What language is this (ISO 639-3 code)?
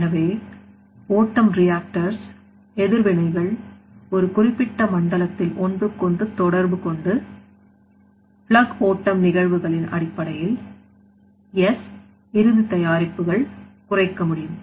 tam